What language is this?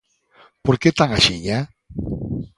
Galician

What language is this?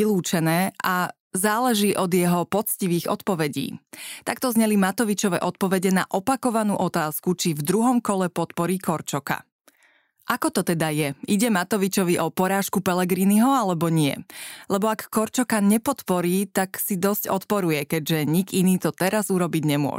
Slovak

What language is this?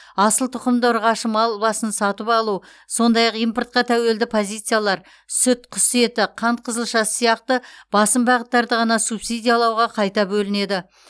Kazakh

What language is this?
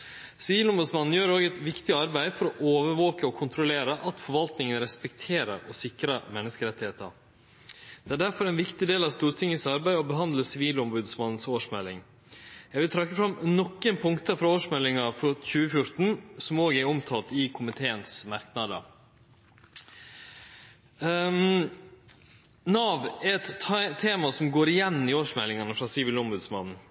Norwegian Nynorsk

